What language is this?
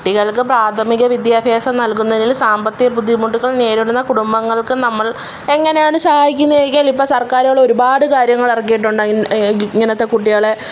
Malayalam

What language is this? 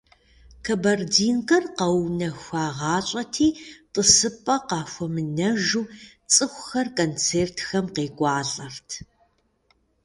Kabardian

